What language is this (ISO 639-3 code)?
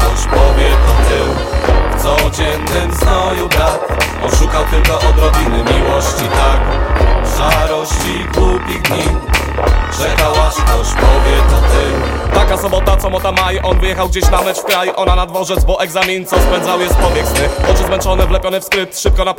pol